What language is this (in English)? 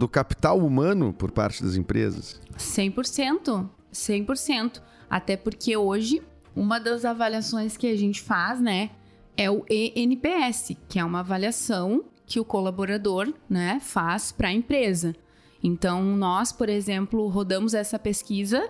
Portuguese